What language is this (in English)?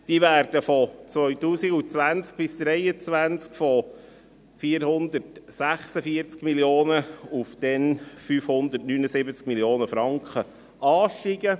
Swiss German